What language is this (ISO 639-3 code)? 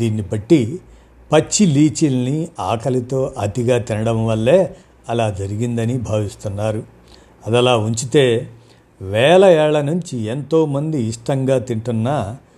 tel